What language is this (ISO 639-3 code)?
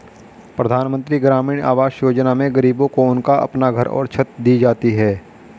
hin